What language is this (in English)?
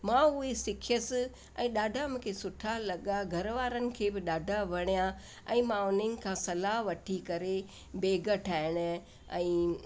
Sindhi